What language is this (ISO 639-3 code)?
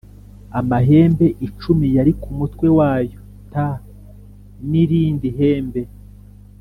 kin